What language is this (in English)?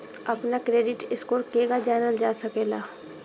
Bhojpuri